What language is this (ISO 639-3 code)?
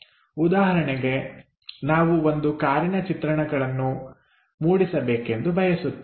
kan